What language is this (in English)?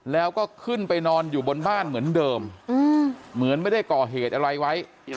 Thai